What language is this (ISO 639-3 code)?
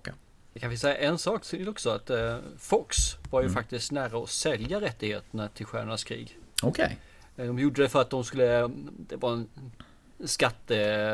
swe